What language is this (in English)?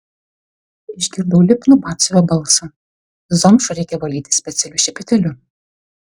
Lithuanian